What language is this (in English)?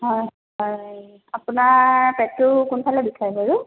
Assamese